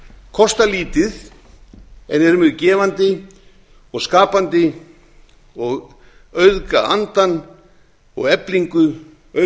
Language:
Icelandic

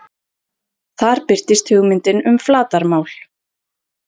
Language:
Icelandic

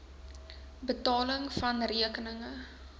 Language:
Afrikaans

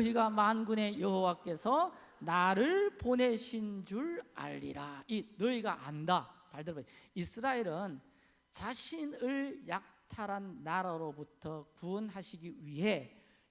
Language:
Korean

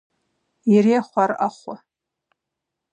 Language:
Kabardian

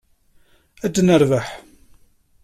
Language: Kabyle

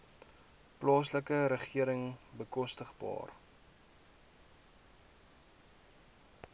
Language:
Afrikaans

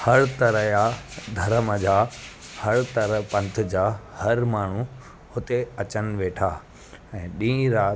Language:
Sindhi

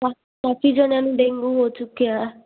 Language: Punjabi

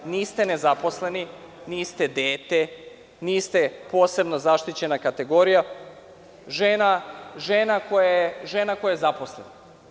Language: Serbian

